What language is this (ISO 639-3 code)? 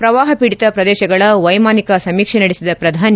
kan